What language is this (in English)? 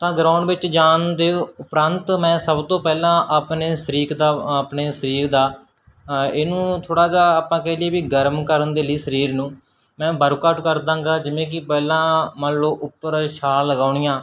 Punjabi